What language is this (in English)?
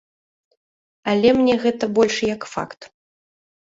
Belarusian